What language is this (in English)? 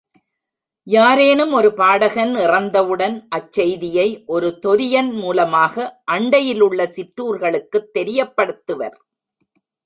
Tamil